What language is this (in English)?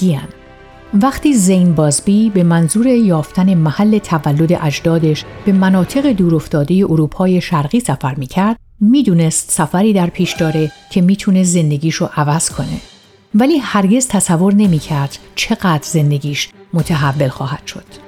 Persian